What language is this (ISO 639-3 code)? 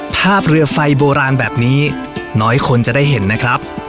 tha